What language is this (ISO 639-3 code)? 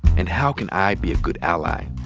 eng